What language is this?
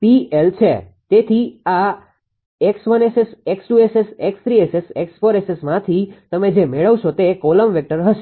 Gujarati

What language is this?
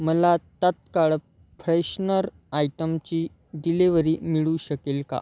Marathi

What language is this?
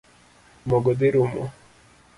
Luo (Kenya and Tanzania)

